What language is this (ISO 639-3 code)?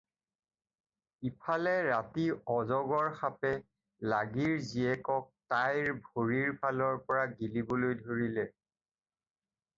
asm